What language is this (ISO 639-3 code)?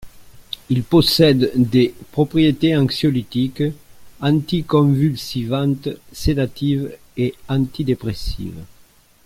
fra